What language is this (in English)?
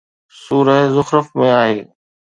Sindhi